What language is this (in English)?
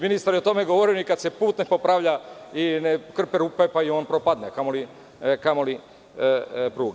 Serbian